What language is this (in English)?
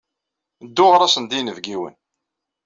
Kabyle